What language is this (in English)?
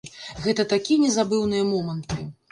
Belarusian